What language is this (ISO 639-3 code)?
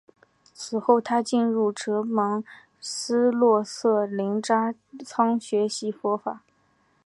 zho